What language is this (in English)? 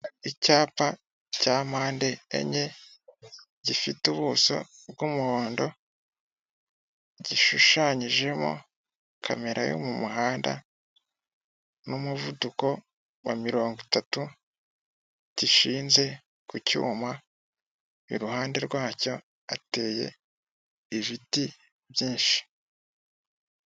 Kinyarwanda